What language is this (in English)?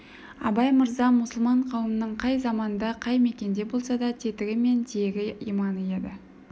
Kazakh